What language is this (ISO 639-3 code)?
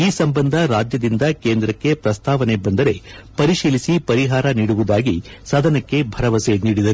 kan